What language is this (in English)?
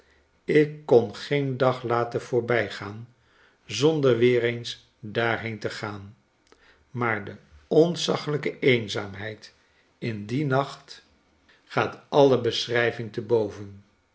Dutch